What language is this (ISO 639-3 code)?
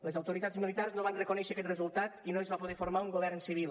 cat